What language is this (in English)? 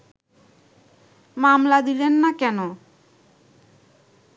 Bangla